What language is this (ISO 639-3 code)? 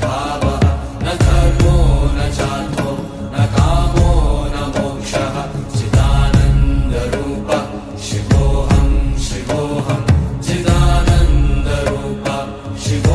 ron